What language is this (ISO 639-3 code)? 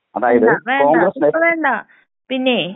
mal